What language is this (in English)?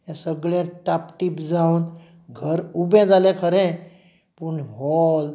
Konkani